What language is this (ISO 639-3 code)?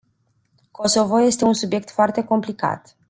ron